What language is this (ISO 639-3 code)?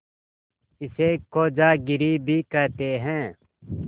hin